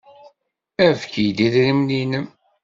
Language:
Kabyle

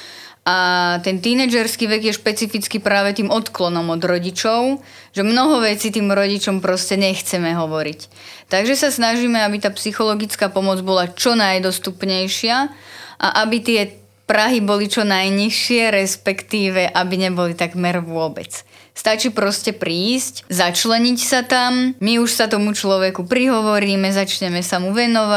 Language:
Slovak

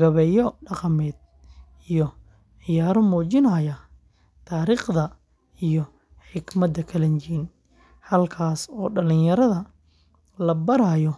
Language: Somali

